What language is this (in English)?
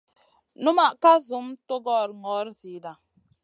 Masana